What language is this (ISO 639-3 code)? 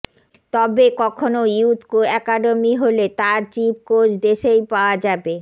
ben